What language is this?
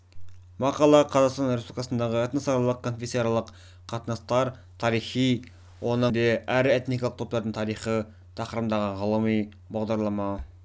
Kazakh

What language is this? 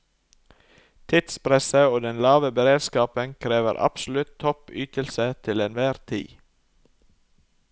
Norwegian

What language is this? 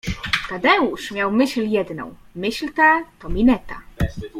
Polish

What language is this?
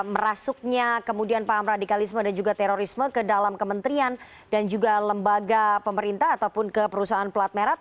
Indonesian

